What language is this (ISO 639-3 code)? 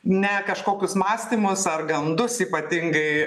lit